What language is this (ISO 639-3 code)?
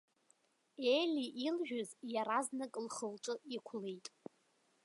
abk